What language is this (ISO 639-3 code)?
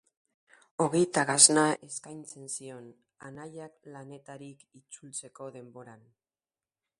eus